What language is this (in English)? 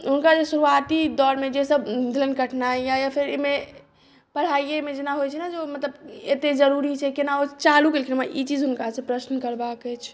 Maithili